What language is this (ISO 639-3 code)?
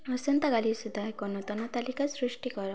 ori